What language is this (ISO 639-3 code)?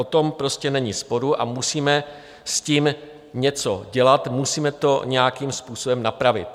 ces